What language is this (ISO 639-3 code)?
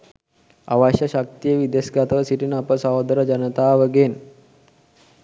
sin